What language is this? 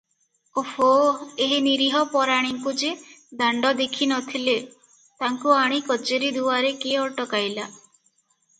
Odia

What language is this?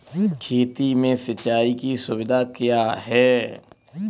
Hindi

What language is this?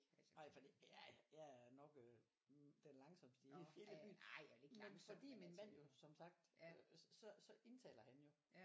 Danish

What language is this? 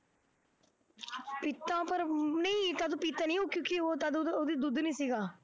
Punjabi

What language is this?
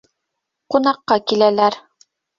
Bashkir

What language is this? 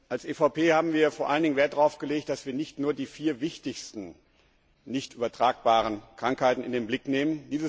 German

